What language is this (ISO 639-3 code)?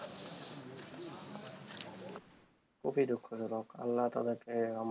ben